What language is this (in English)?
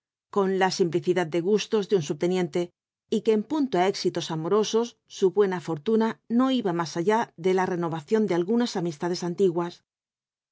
Spanish